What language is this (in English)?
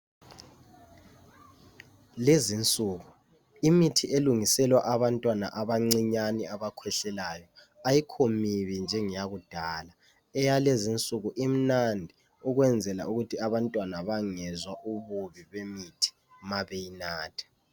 North Ndebele